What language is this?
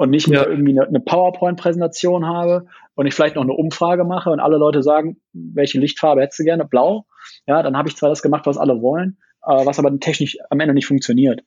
German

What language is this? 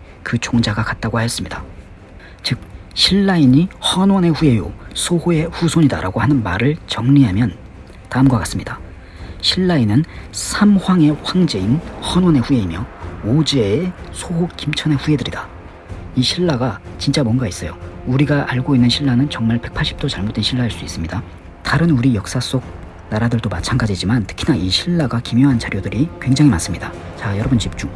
Korean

